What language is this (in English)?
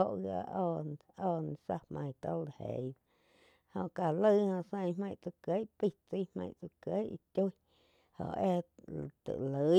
Quiotepec Chinantec